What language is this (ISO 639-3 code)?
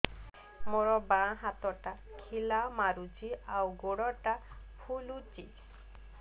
ori